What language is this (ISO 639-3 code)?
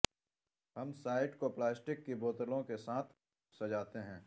urd